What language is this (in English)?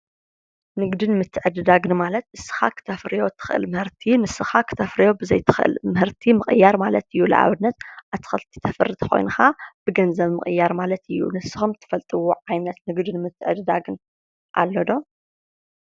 Tigrinya